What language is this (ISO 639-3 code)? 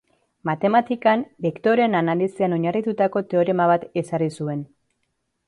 eus